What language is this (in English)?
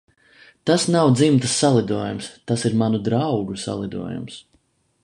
Latvian